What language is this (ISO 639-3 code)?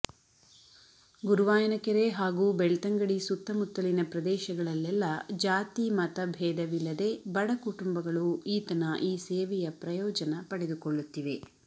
kan